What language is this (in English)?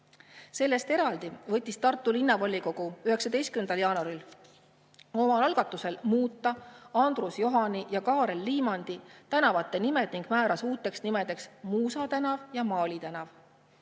Estonian